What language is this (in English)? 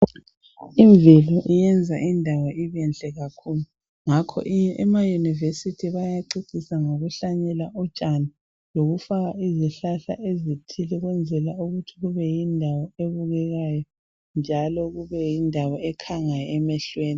North Ndebele